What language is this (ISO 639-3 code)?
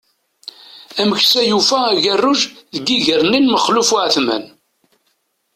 kab